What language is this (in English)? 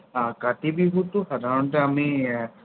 Assamese